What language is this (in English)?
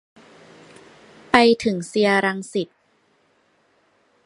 Thai